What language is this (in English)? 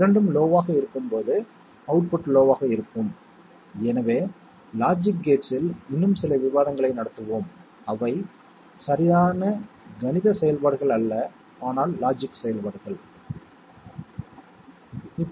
Tamil